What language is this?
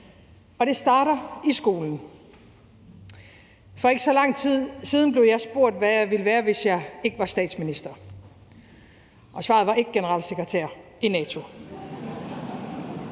Danish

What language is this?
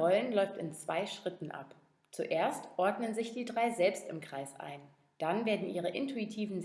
German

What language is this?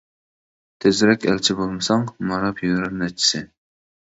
Uyghur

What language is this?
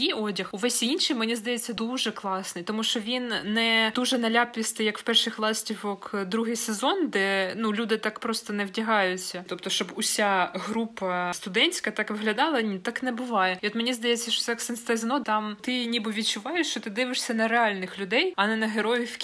Ukrainian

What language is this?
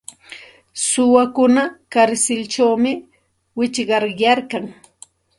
Santa Ana de Tusi Pasco Quechua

